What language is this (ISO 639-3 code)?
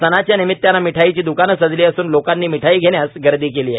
mar